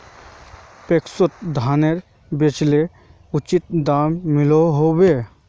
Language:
Magahi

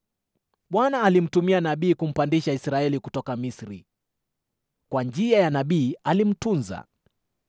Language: Swahili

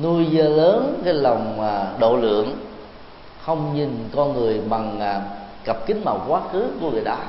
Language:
Vietnamese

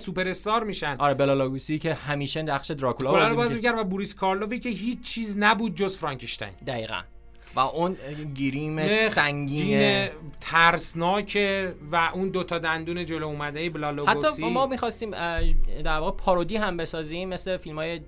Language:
Persian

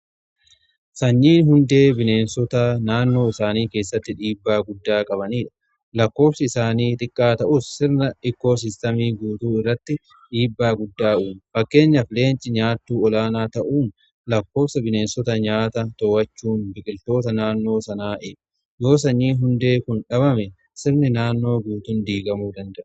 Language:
Oromo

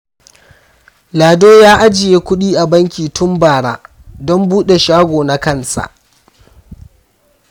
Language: Hausa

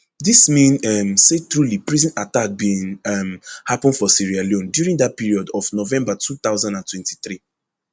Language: Nigerian Pidgin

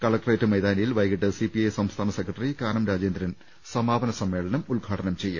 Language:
Malayalam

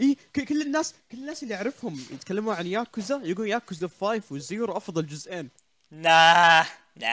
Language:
Arabic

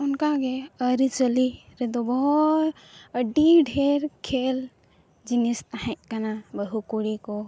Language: Santali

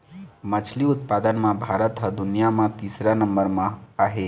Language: Chhattisgarhi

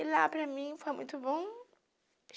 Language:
Portuguese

